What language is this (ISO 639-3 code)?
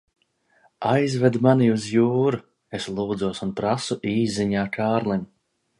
lav